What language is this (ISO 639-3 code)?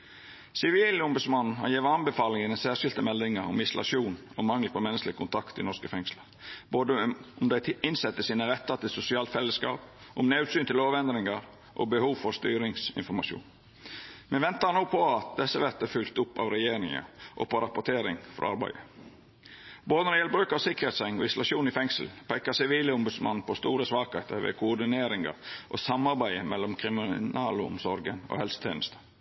nno